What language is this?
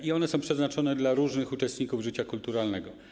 Polish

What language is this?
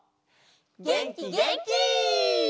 Japanese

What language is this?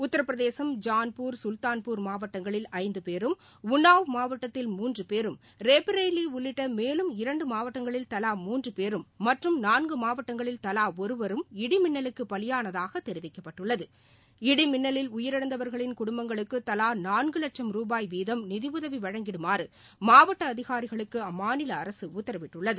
Tamil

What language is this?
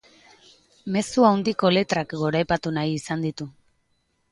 Basque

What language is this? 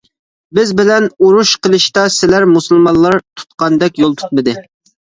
Uyghur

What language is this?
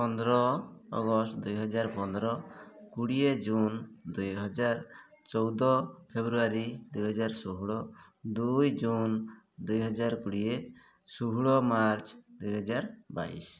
Odia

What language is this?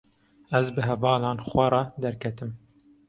Kurdish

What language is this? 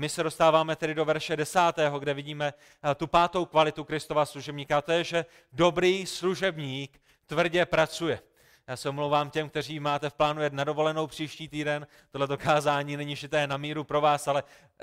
Czech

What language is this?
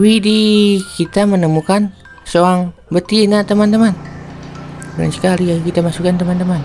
Indonesian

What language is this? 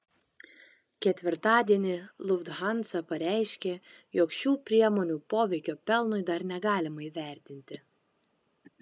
Lithuanian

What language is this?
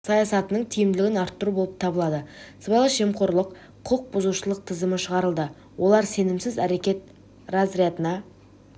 Kazakh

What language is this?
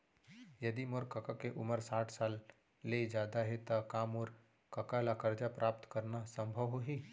Chhattisgarhi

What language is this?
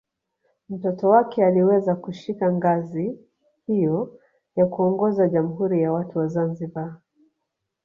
Swahili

